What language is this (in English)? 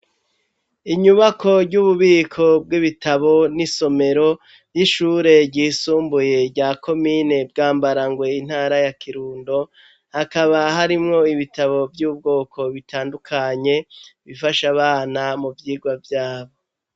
Rundi